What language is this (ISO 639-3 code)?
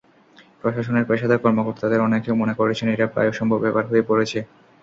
ben